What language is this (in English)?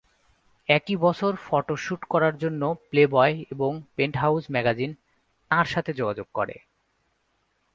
Bangla